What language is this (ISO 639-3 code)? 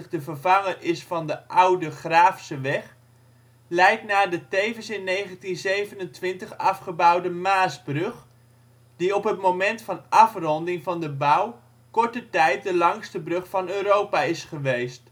nld